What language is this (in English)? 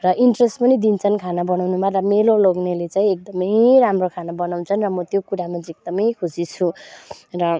Nepali